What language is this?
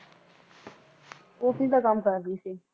Punjabi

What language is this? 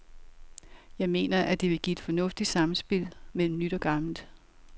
Danish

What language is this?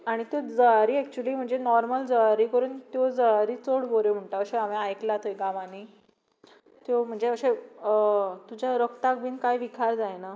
Konkani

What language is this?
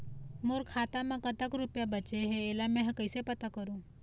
Chhattisgarhi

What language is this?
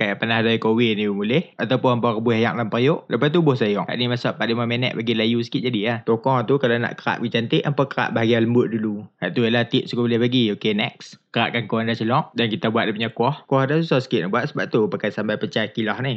Malay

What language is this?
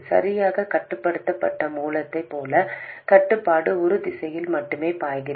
Tamil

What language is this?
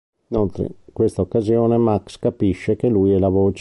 Italian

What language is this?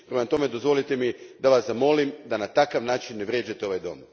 Croatian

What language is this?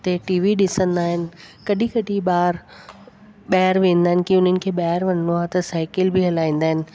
Sindhi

